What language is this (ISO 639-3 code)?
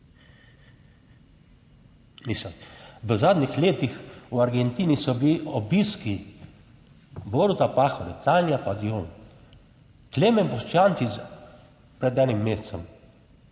slv